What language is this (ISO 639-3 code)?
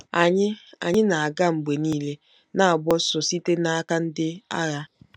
ibo